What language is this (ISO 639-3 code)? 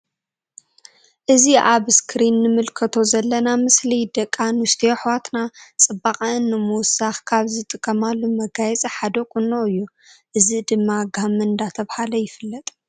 tir